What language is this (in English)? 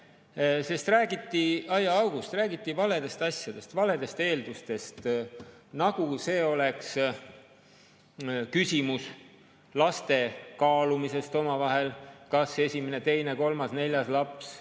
Estonian